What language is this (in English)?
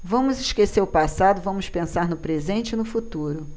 Portuguese